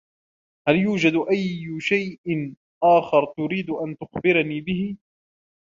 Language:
Arabic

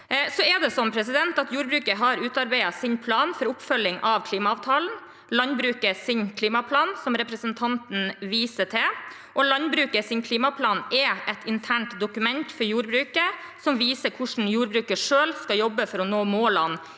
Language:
Norwegian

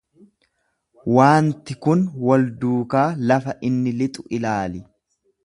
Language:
Oromo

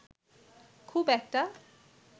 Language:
Bangla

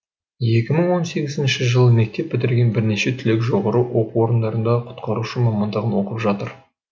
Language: Kazakh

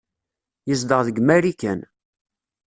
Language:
Kabyle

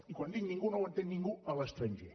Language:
Catalan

